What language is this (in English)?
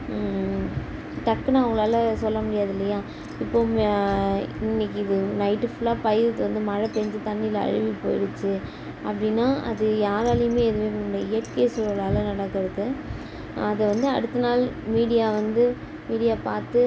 Tamil